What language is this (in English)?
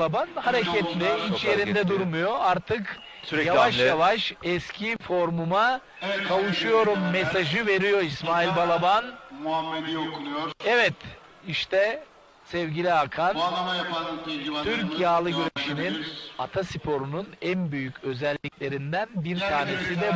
Turkish